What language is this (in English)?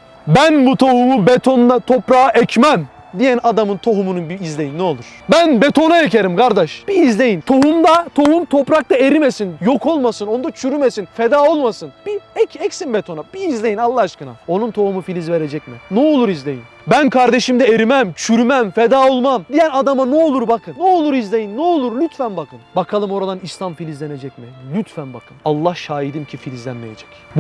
Turkish